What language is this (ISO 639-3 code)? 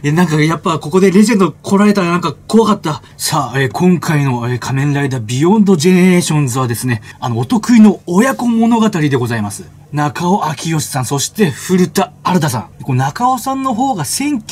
jpn